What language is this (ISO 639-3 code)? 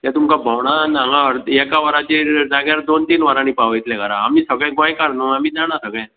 kok